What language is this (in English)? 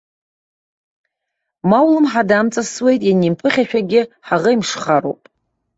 Abkhazian